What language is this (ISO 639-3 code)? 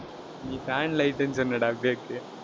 tam